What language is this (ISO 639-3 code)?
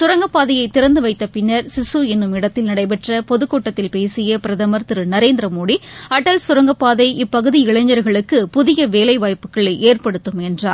tam